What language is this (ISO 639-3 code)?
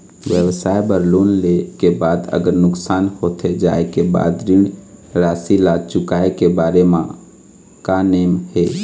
hne